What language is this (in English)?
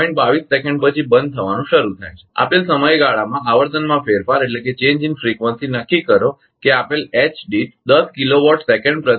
Gujarati